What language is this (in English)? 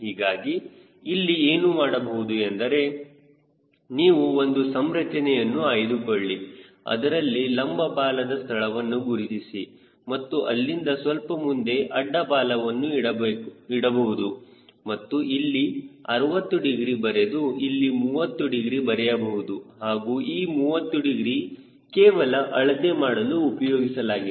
Kannada